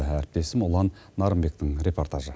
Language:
Kazakh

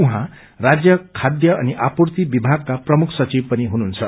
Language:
Nepali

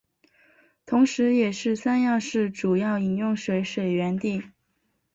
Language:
Chinese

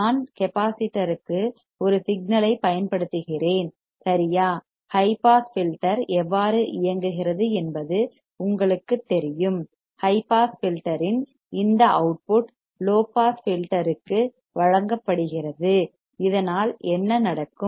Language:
Tamil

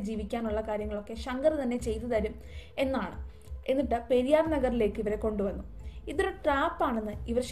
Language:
Malayalam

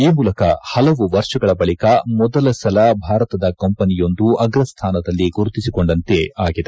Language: Kannada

